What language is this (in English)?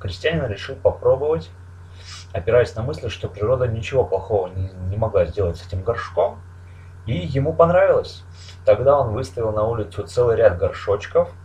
Russian